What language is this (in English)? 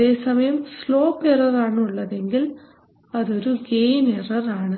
Malayalam